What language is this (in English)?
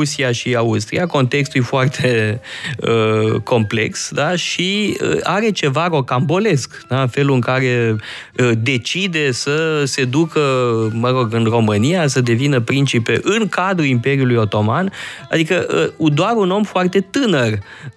Romanian